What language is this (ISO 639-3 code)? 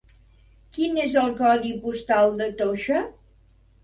cat